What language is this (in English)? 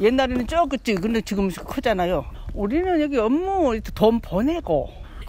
Korean